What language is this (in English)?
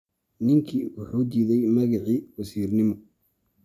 Somali